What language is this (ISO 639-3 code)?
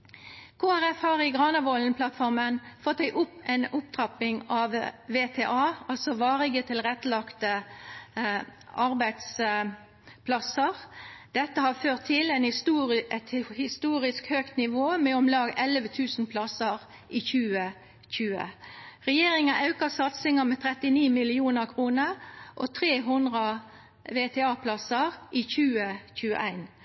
nno